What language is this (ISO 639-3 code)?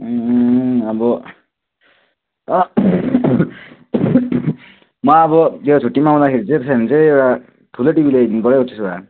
nep